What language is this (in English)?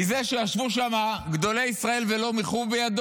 Hebrew